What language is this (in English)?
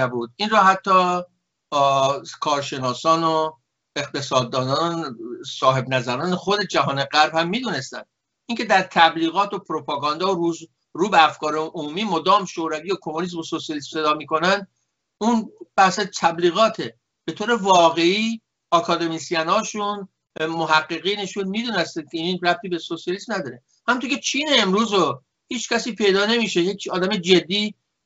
Persian